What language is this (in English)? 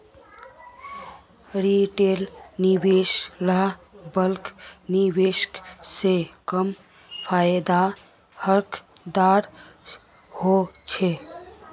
Magahi